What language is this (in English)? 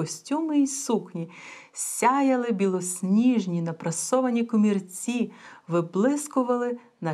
Bulgarian